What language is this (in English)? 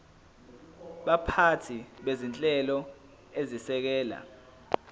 Zulu